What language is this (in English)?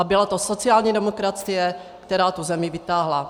Czech